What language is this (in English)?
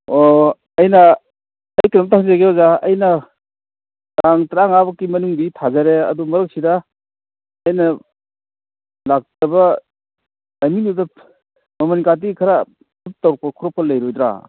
Manipuri